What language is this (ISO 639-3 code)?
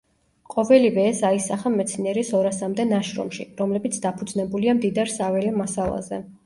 kat